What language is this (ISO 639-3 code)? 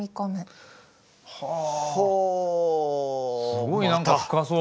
jpn